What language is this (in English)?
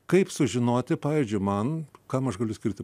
Lithuanian